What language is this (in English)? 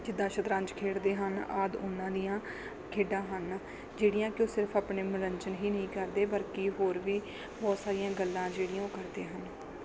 Punjabi